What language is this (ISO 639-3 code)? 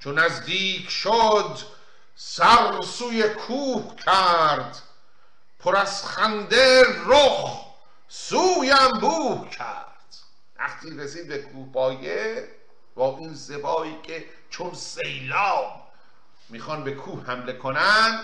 fas